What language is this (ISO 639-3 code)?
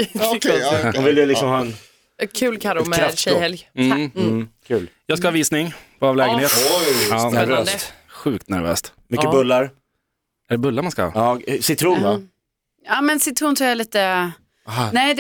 swe